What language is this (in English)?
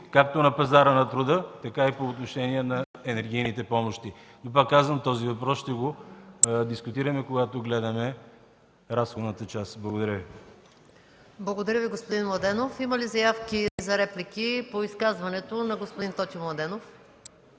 Bulgarian